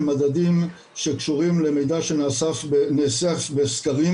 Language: Hebrew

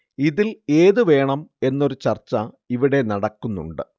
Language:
Malayalam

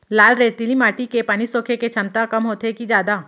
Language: Chhattisgarhi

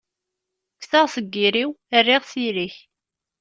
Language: Kabyle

